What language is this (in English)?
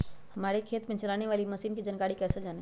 Magahi